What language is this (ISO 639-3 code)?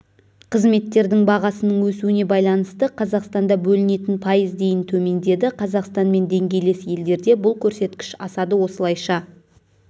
kaz